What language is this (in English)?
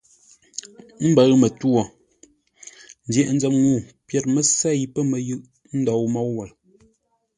Ngombale